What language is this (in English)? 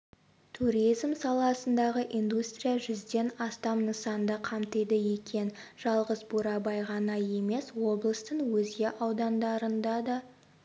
Kazakh